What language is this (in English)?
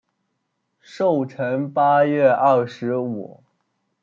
Chinese